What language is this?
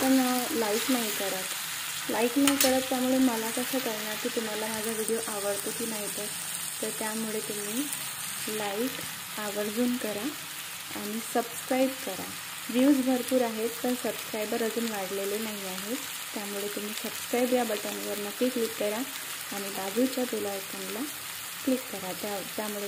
Hindi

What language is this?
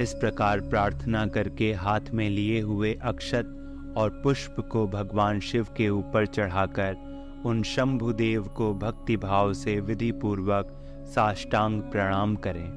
Hindi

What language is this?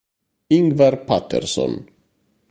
Italian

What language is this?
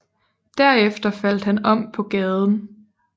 Danish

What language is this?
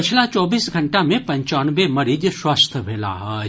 Maithili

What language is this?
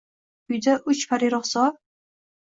Uzbek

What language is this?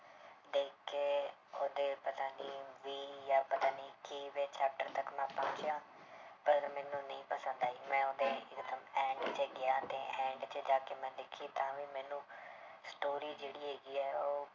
Punjabi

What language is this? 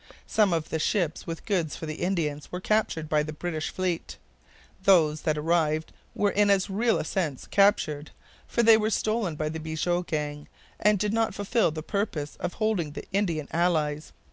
English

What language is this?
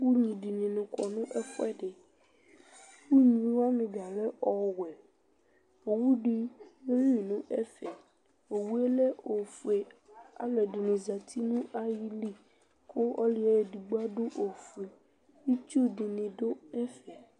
Ikposo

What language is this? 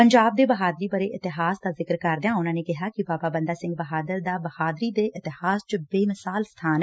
Punjabi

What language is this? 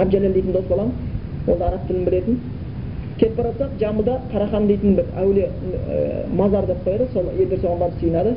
Bulgarian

